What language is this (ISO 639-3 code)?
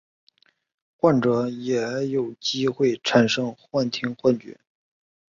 zho